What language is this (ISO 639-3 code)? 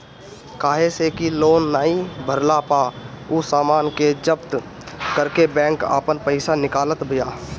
bho